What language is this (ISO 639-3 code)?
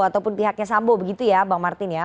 ind